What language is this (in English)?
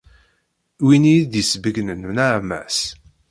Kabyle